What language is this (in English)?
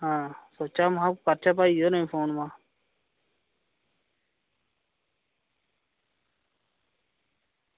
Dogri